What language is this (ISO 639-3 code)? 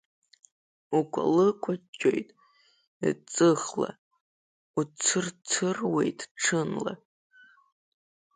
abk